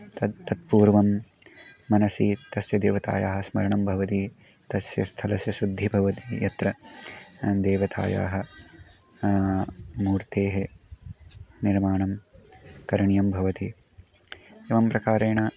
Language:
Sanskrit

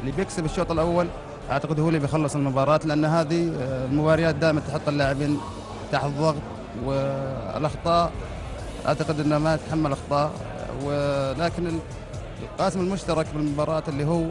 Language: Arabic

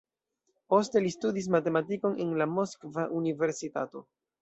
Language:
Esperanto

